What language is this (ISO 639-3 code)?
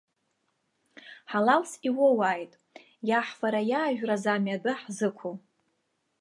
abk